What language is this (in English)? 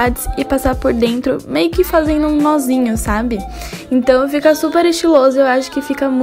Portuguese